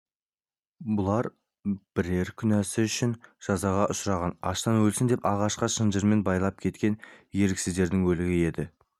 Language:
Kazakh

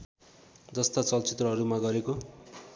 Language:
Nepali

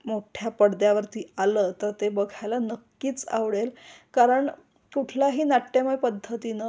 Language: Marathi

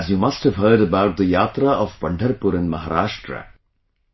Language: English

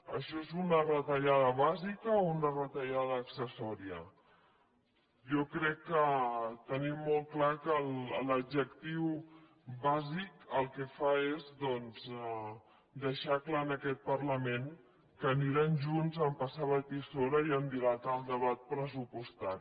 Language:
Catalan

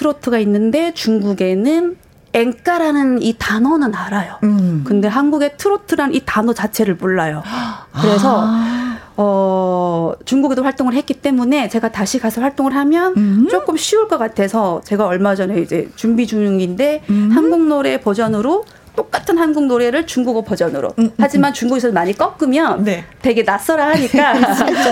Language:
Korean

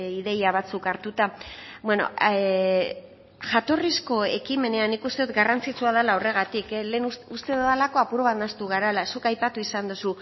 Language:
Basque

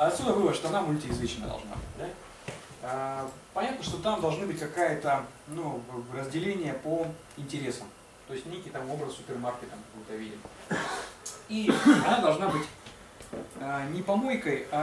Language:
Russian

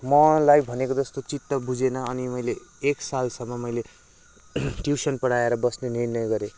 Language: Nepali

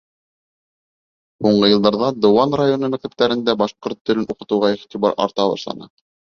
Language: Bashkir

